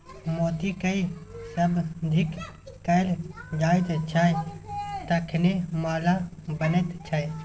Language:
Maithili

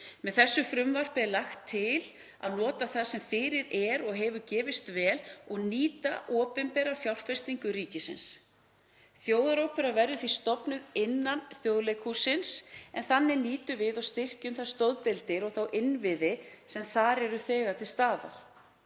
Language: Icelandic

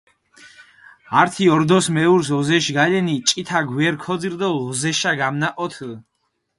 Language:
Mingrelian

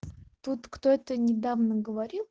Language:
Russian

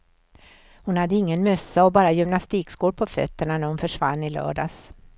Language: Swedish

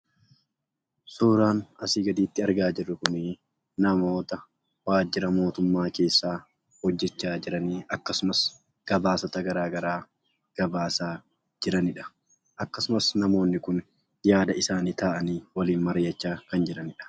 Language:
Oromo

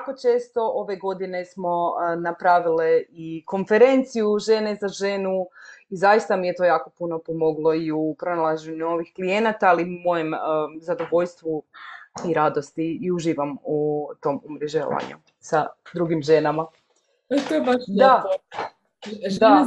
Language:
Croatian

